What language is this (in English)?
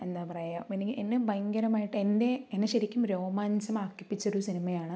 Malayalam